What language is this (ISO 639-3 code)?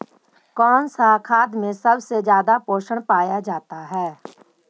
mag